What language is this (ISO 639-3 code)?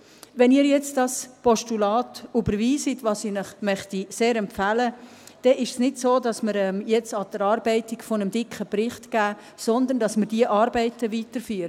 gsw